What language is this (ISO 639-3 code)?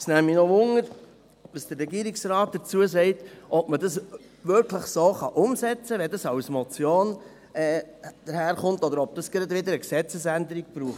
gsw